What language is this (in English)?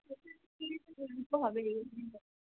Bangla